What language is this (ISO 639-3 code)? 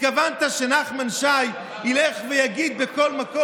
heb